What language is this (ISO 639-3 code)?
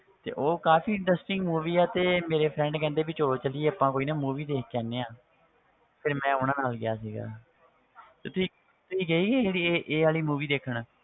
pan